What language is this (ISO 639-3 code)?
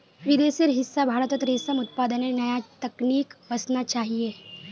mag